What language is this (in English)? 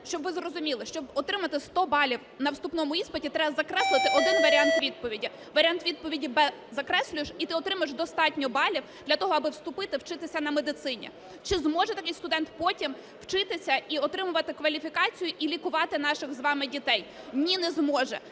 Ukrainian